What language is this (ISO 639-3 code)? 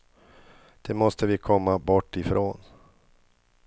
swe